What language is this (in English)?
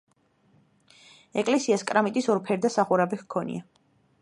Georgian